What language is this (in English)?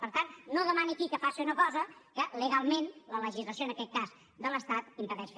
Catalan